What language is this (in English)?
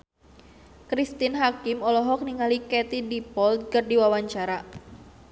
Sundanese